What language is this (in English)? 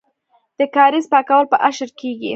Pashto